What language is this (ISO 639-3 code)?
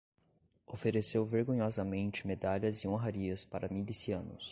por